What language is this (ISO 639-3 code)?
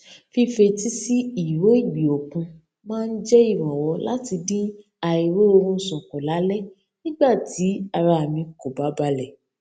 yor